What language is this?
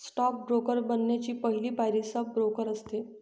Marathi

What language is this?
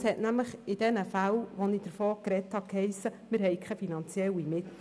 Swiss German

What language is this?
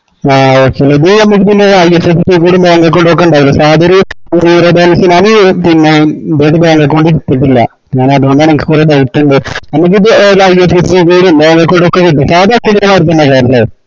Malayalam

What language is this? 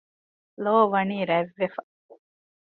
Divehi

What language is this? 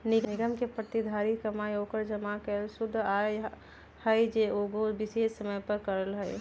Magahi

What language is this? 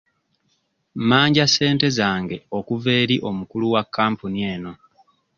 Ganda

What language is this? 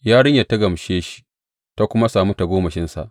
Hausa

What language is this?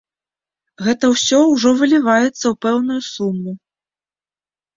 Belarusian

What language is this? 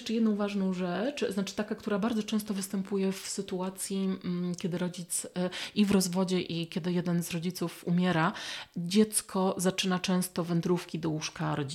Polish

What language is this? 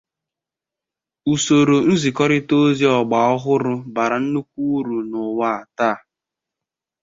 Igbo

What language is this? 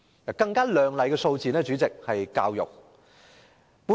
Cantonese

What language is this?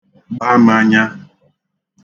Igbo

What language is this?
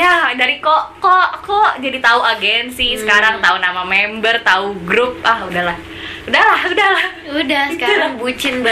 Indonesian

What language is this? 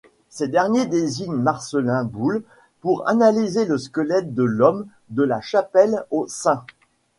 French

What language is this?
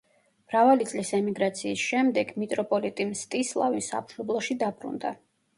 Georgian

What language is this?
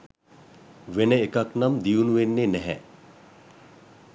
Sinhala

